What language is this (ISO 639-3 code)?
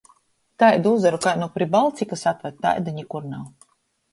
ltg